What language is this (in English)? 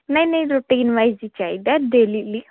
Punjabi